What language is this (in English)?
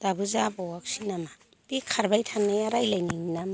Bodo